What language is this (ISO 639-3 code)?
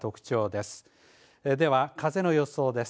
jpn